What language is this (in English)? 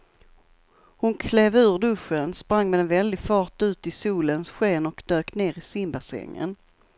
Swedish